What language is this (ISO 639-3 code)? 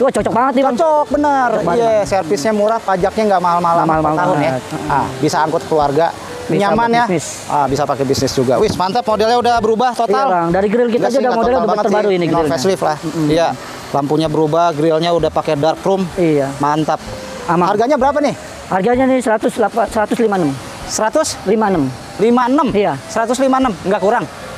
ind